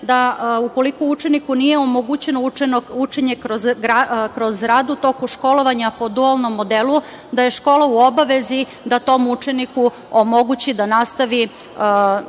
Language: Serbian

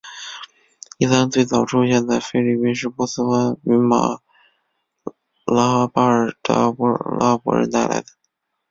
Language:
Chinese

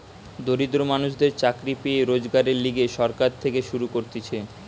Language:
Bangla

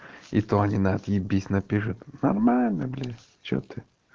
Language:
Russian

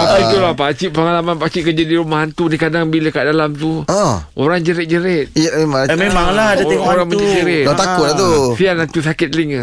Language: Malay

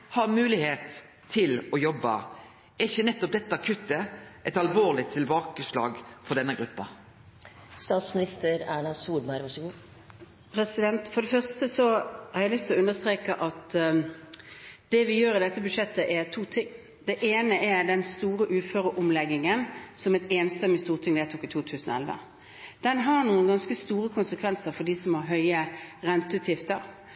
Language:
Norwegian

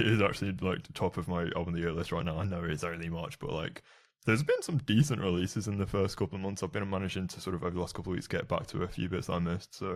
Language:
English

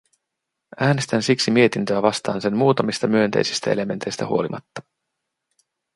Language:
Finnish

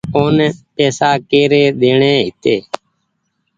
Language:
Goaria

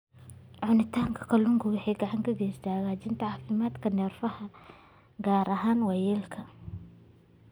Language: Somali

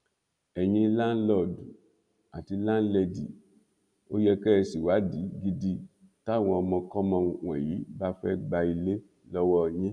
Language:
Yoruba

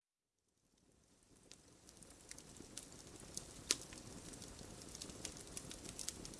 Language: Turkish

